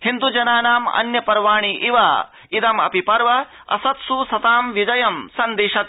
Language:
Sanskrit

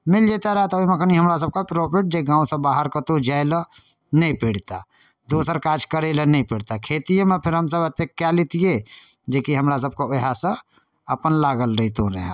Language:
Maithili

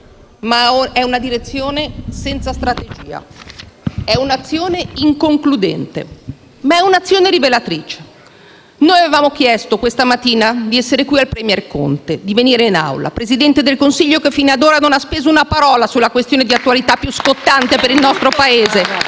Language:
Italian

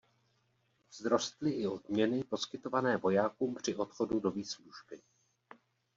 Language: Czech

